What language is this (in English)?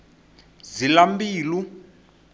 Tsonga